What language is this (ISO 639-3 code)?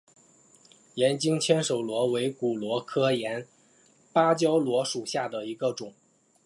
zho